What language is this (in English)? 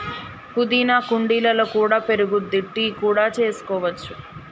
Telugu